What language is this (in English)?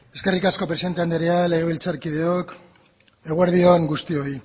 Basque